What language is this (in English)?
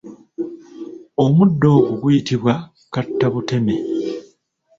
Ganda